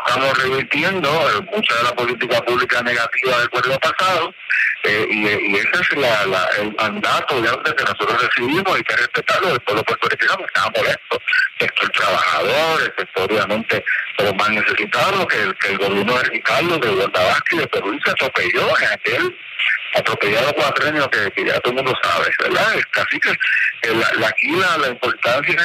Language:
Spanish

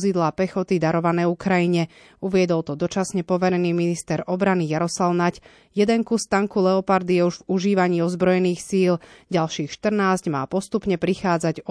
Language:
Slovak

